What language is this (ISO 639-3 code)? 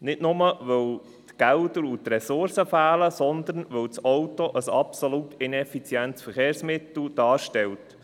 gsw